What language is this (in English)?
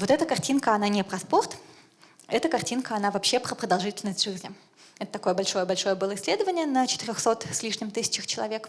Russian